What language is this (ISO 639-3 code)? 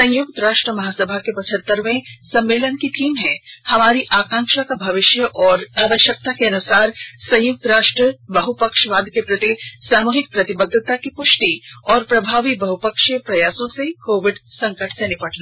hin